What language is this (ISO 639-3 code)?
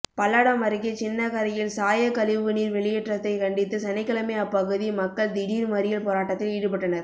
tam